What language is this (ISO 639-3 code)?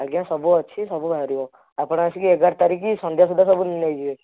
ori